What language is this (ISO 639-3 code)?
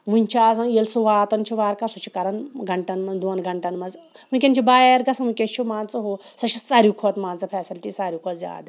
kas